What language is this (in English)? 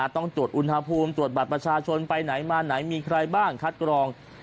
Thai